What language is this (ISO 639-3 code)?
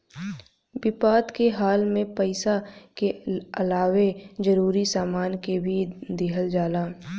bho